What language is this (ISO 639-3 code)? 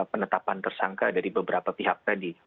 ind